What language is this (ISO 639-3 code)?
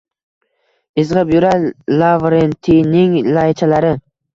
uzb